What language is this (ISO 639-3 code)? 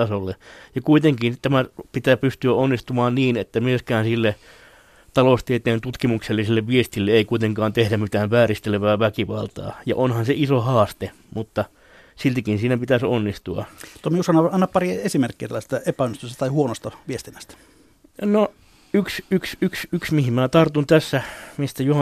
fin